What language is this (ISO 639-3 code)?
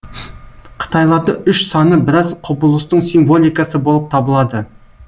kaz